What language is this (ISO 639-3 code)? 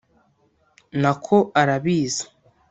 kin